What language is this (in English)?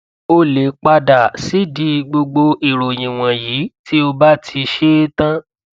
Yoruba